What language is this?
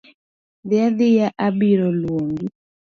Luo (Kenya and Tanzania)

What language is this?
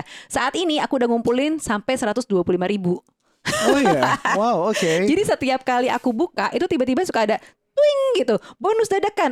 Indonesian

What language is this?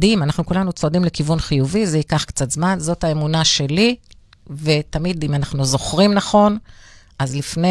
Hebrew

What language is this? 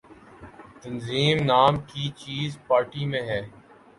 Urdu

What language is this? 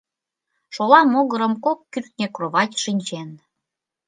Mari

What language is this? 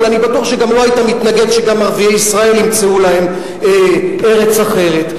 Hebrew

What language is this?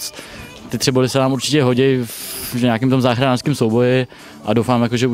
Czech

